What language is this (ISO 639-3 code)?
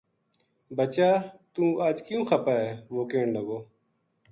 gju